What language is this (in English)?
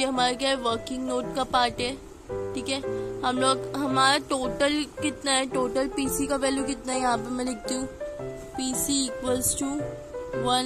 Hindi